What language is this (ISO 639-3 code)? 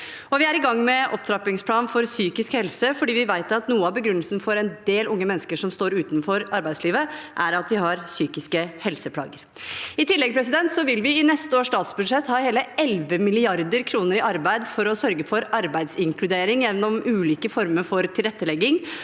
nor